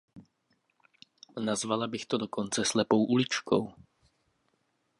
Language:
Czech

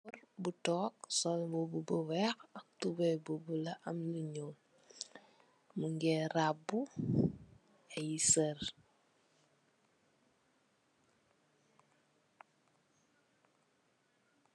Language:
Wolof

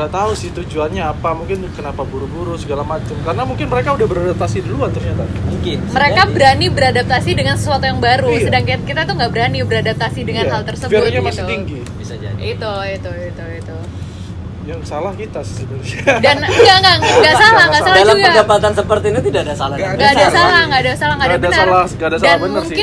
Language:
Indonesian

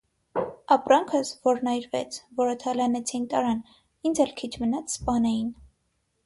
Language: Armenian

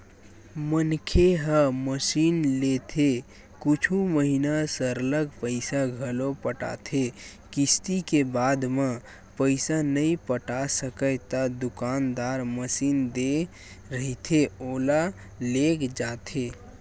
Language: Chhattisgarhi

